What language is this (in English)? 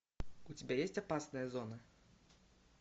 Russian